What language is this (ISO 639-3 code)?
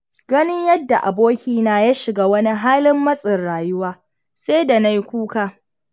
hau